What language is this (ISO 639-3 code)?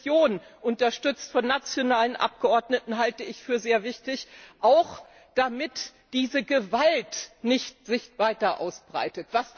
deu